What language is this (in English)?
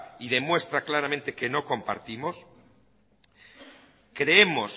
Spanish